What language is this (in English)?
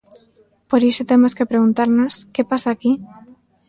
Galician